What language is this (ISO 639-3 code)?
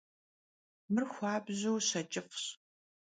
kbd